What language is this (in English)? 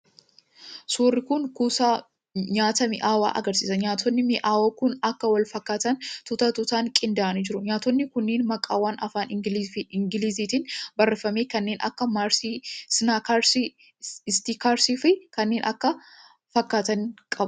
Oromo